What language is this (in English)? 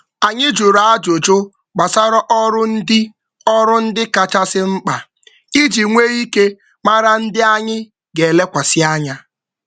Igbo